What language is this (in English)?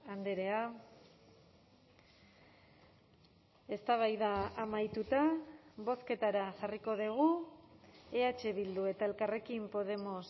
Basque